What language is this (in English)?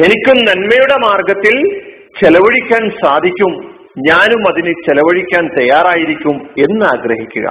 Malayalam